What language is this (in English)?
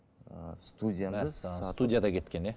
Kazakh